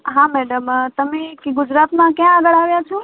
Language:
Gujarati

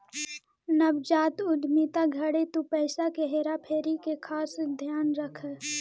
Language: Magahi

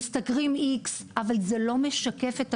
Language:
Hebrew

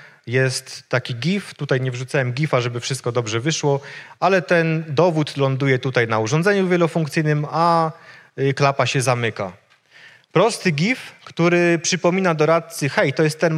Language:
Polish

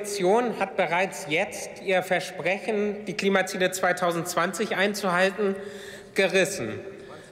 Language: German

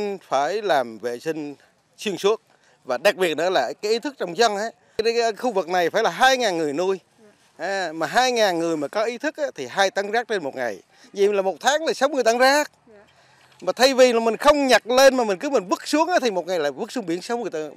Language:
Vietnamese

